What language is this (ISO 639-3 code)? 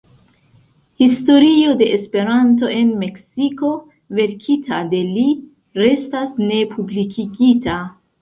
epo